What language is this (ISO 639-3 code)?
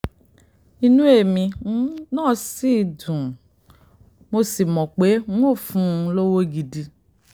yor